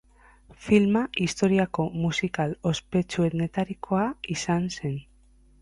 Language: Basque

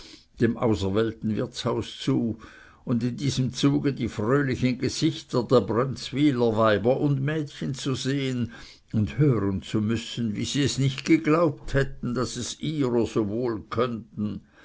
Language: German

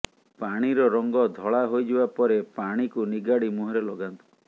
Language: Odia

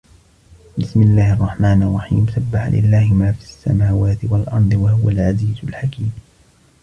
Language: Arabic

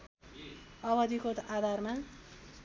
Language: Nepali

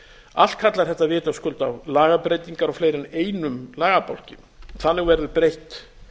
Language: Icelandic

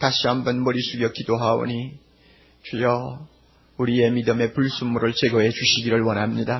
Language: Korean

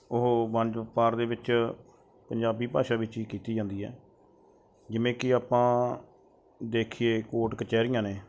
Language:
Punjabi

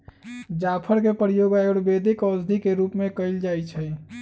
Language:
Magahi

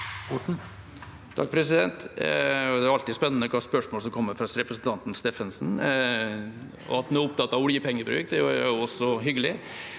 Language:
Norwegian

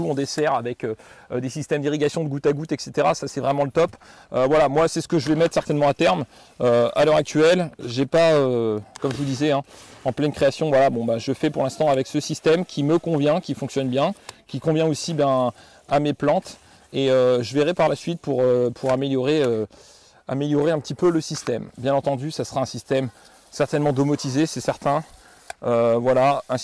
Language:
French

